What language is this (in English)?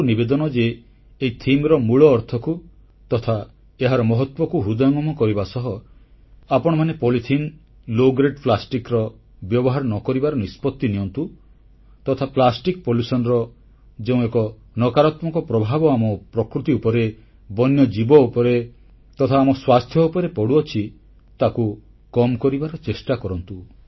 Odia